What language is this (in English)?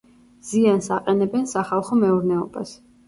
Georgian